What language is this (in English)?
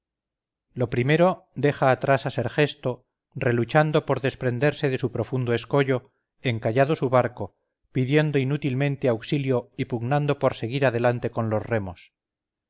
Spanish